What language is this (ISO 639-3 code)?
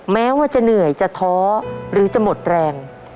tha